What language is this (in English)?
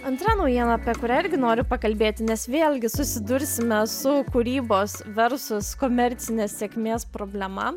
Lithuanian